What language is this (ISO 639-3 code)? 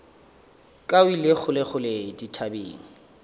nso